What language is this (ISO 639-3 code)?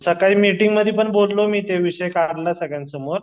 mar